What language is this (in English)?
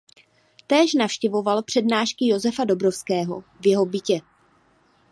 Czech